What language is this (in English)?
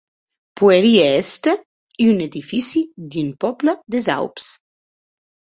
Occitan